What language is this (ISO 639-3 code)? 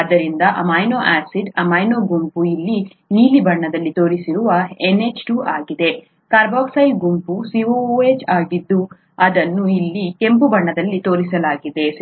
kan